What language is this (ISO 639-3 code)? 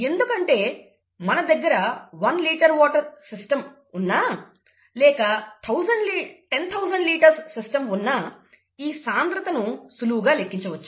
tel